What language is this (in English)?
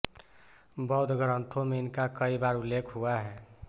Hindi